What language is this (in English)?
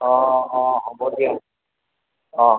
Assamese